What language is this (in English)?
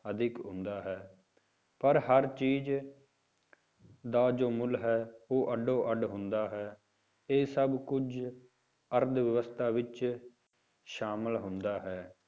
Punjabi